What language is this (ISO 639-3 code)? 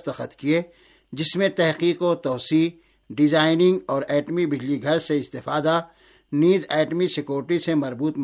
urd